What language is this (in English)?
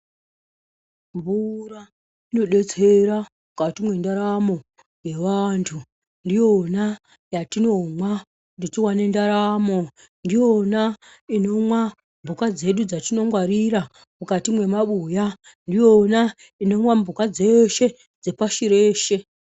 Ndau